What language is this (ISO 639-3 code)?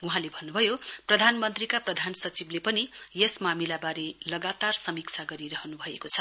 nep